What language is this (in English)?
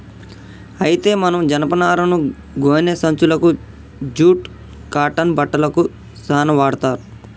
Telugu